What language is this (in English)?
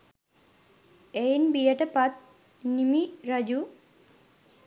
Sinhala